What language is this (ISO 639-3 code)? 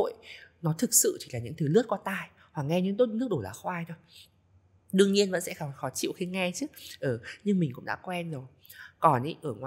vie